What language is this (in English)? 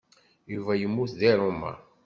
Kabyle